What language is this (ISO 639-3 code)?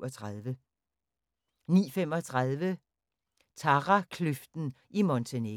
dan